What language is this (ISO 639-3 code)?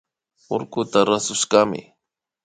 qvi